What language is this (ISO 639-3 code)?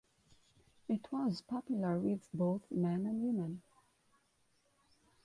eng